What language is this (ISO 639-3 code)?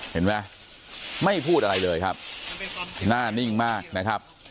tha